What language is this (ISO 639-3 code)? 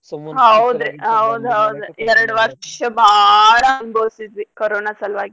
kan